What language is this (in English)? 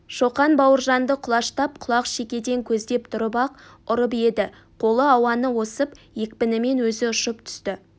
Kazakh